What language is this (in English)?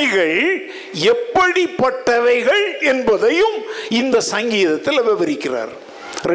Tamil